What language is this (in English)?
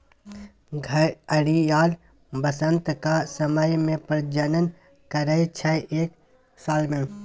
Maithili